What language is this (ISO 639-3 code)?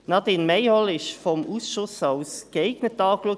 gsw